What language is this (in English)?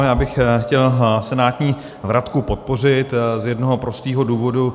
Czech